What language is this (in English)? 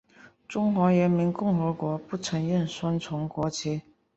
Chinese